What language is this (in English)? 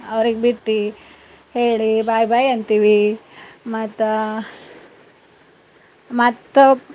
Kannada